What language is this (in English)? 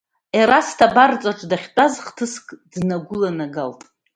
Abkhazian